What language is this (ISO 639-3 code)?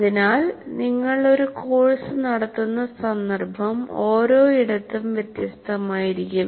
mal